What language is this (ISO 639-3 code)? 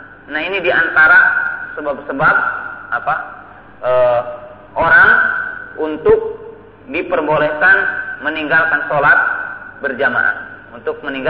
ind